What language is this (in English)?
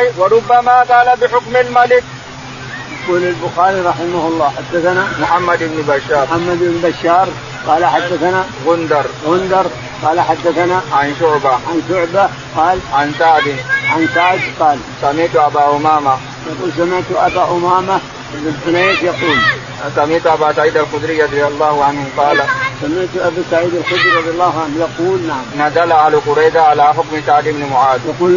Arabic